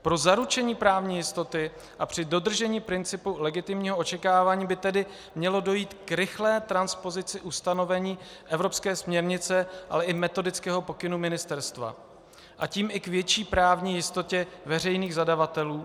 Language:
Czech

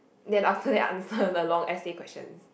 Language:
English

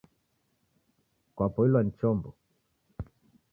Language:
Taita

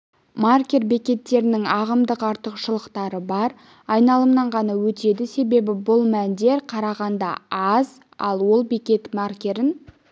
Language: Kazakh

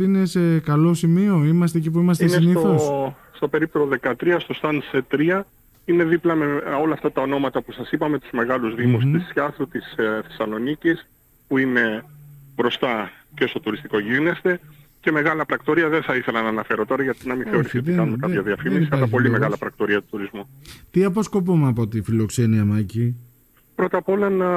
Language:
Greek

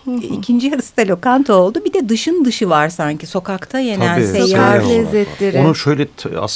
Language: Turkish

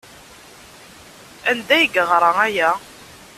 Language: Kabyle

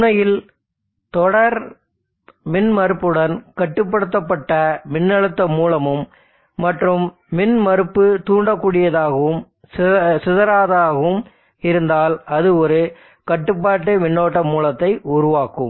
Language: Tamil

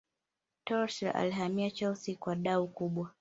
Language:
Swahili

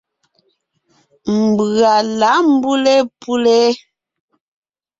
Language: Ngiemboon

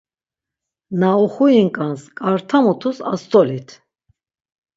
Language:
Laz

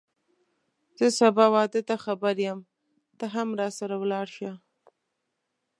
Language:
Pashto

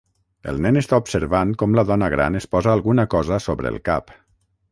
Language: Catalan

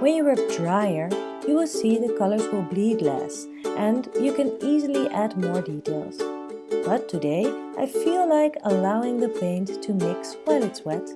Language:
English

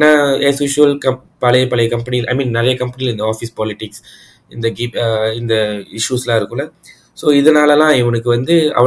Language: Tamil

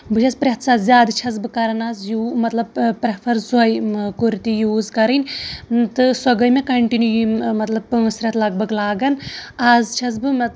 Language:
Kashmiri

